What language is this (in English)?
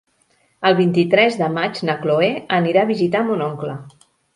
Catalan